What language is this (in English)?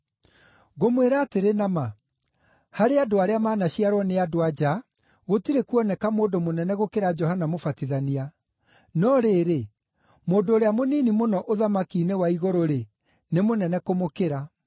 Kikuyu